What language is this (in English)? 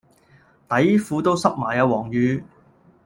Cantonese